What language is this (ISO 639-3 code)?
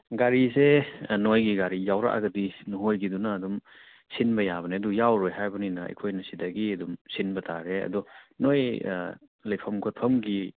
mni